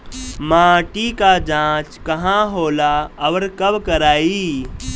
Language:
Bhojpuri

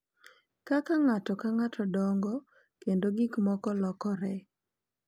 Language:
Luo (Kenya and Tanzania)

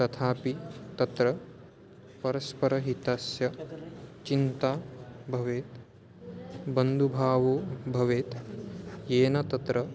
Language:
Sanskrit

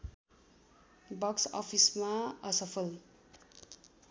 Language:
Nepali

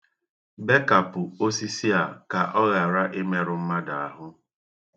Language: Igbo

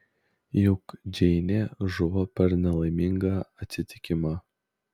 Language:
Lithuanian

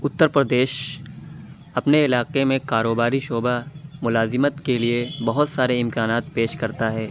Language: Urdu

